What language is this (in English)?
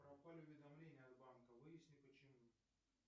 Russian